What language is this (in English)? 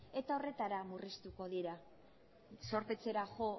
Basque